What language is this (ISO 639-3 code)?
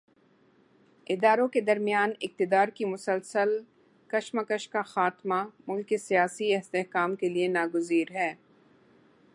urd